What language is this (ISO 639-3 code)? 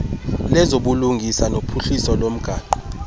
xho